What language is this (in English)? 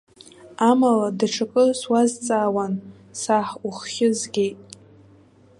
Abkhazian